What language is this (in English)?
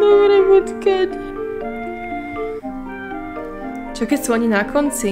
Polish